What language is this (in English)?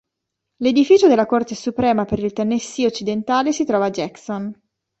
Italian